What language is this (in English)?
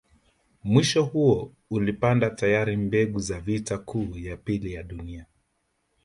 Swahili